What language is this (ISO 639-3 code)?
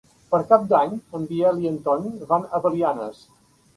cat